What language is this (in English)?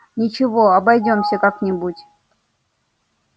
Russian